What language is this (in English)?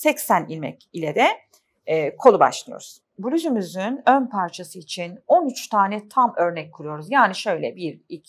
Turkish